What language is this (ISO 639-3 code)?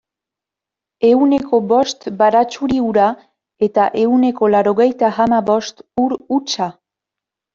eus